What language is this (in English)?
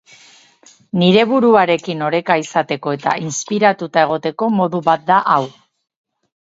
Basque